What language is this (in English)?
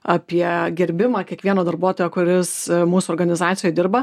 Lithuanian